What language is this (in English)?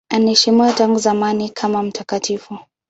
Swahili